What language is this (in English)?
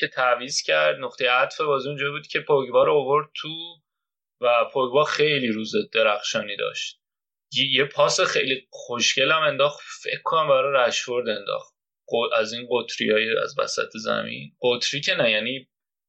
Persian